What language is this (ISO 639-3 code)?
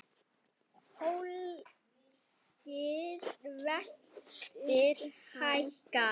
isl